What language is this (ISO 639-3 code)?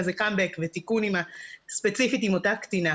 heb